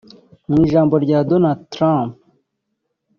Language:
Kinyarwanda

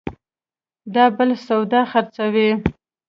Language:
Pashto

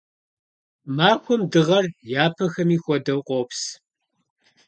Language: Kabardian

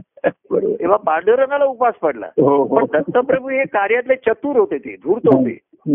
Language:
Marathi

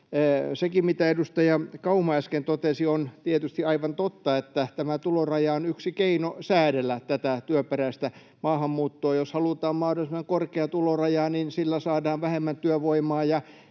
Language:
Finnish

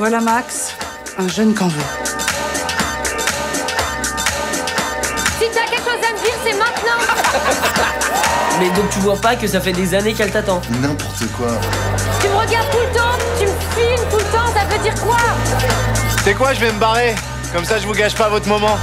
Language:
French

